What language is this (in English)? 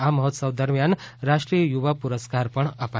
Gujarati